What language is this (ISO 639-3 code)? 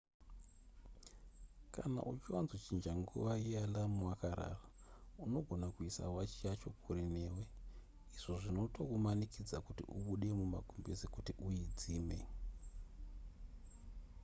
sna